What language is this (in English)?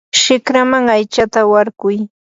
Yanahuanca Pasco Quechua